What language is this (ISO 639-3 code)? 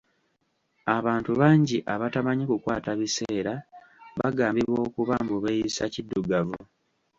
lug